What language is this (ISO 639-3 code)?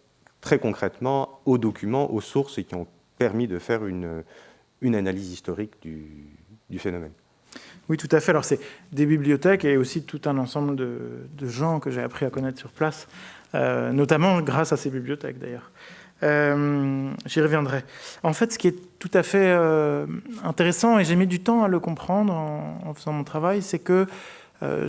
fra